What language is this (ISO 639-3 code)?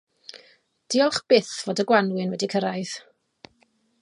cym